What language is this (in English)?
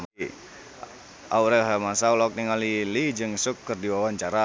Sundanese